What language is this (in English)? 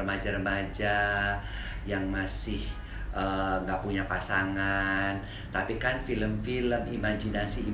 Indonesian